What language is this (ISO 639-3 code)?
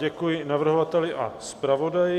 ces